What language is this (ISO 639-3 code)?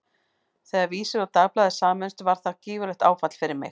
isl